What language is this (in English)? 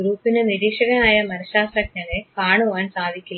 Malayalam